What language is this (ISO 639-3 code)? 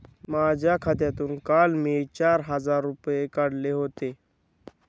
mar